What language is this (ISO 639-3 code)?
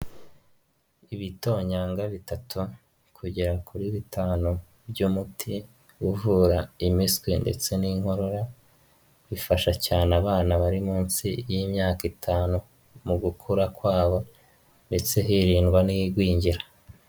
kin